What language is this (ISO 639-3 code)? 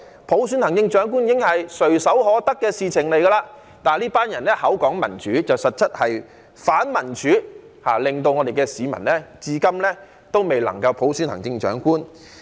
yue